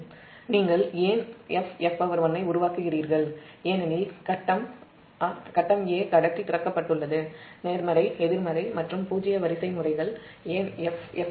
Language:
Tamil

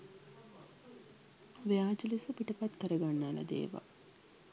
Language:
Sinhala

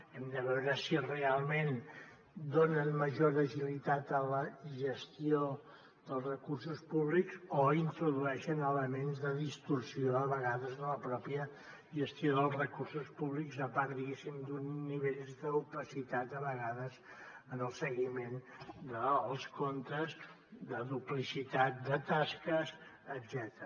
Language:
Catalan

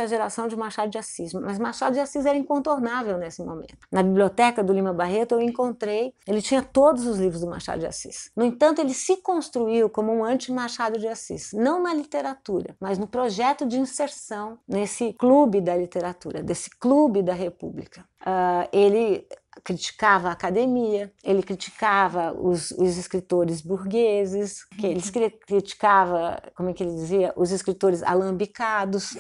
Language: Portuguese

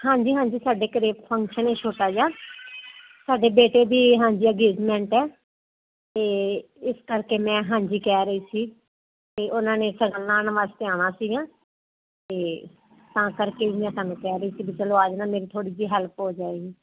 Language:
Punjabi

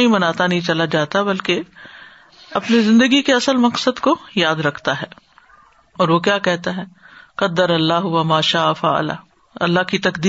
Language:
Urdu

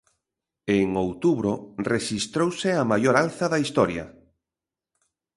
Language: Galician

